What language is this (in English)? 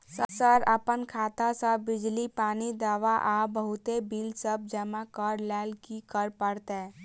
Maithili